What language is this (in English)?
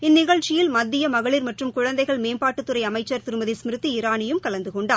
Tamil